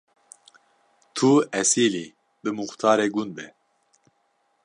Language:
Kurdish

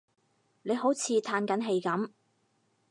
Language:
Cantonese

